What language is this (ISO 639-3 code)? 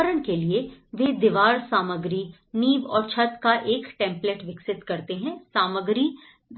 hin